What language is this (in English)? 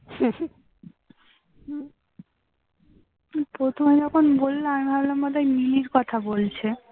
Bangla